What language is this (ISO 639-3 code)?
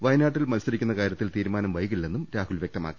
mal